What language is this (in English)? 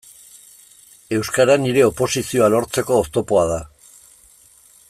Basque